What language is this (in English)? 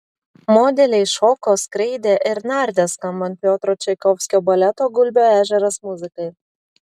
Lithuanian